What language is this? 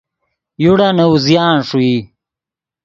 Yidgha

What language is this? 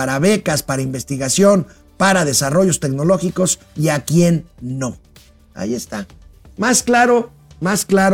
Spanish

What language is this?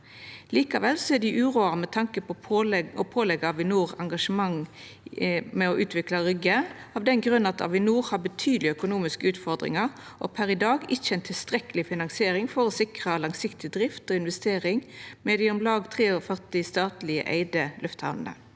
Norwegian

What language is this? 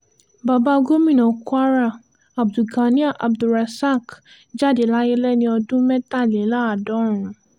Yoruba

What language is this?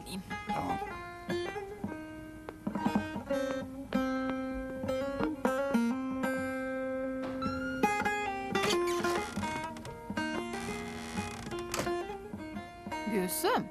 Turkish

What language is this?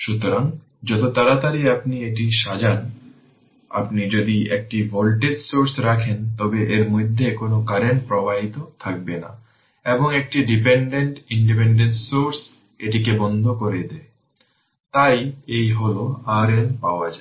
Bangla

